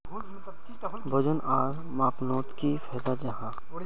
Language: Magahi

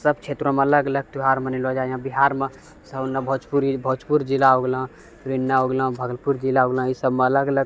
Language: Maithili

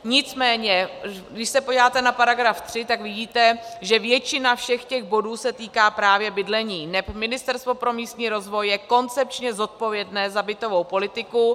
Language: Czech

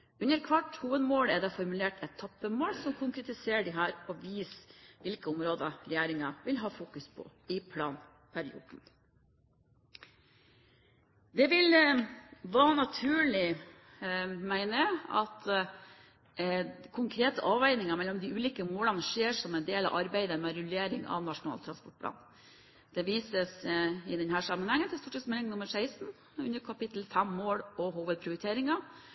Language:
Norwegian Bokmål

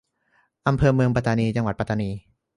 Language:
Thai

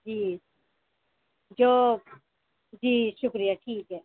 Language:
Urdu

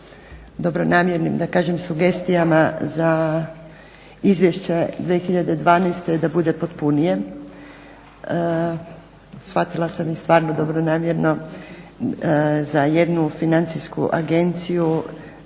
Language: Croatian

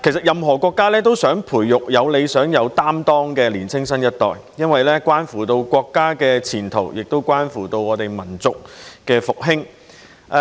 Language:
Cantonese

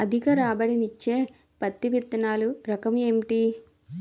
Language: Telugu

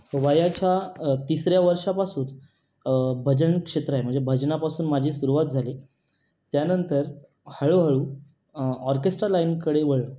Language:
Marathi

